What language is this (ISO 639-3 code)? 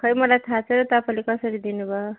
nep